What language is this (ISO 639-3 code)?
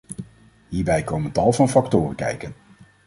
nld